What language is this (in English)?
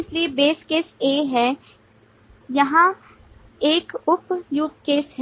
Hindi